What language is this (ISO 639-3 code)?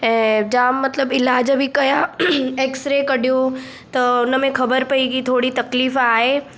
snd